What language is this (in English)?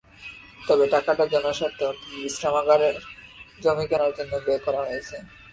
Bangla